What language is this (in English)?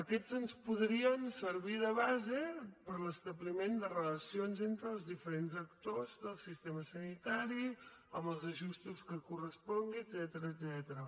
Catalan